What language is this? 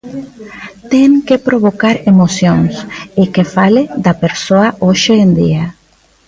Galician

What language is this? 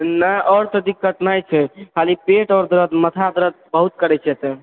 Maithili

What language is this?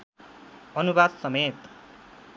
Nepali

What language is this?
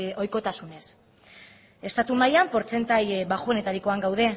Basque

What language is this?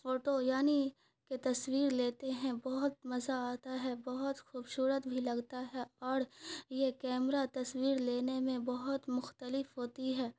Urdu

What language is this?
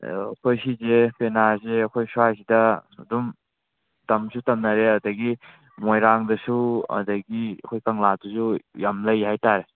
Manipuri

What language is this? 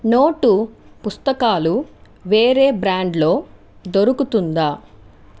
Telugu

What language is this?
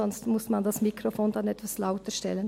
Swiss German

